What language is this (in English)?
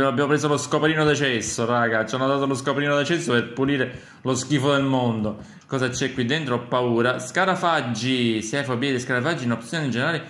Italian